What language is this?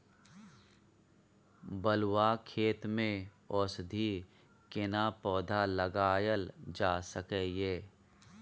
Maithili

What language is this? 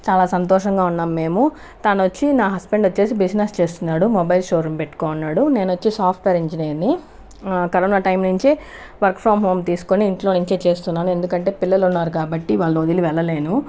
Telugu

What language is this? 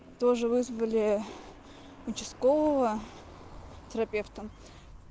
Russian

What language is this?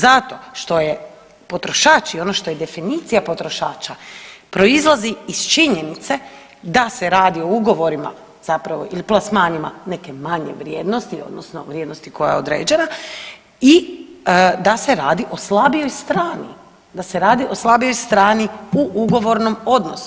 Croatian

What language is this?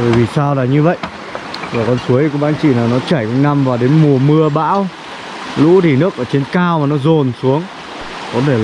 Vietnamese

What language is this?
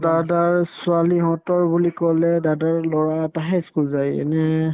Assamese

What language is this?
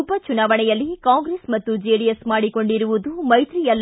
Kannada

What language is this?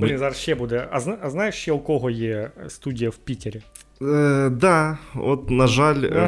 Ukrainian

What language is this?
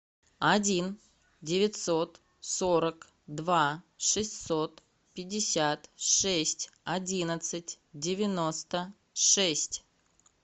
Russian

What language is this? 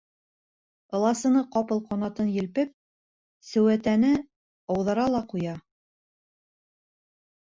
Bashkir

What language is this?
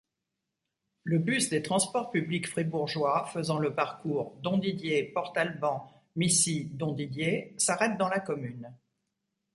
French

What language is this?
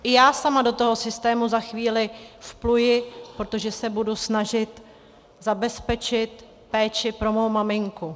Czech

